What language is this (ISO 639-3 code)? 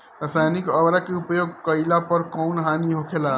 bho